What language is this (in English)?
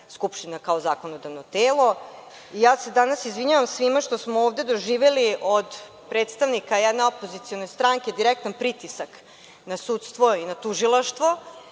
Serbian